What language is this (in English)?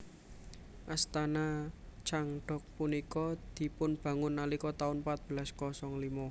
Javanese